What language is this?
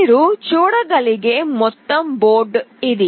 Telugu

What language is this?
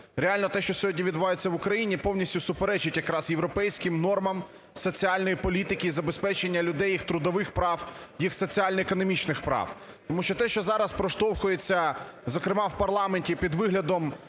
Ukrainian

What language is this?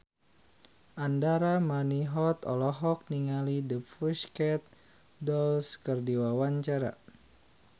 Sundanese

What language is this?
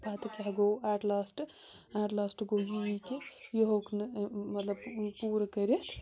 Kashmiri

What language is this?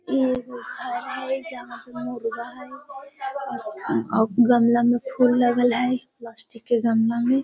Magahi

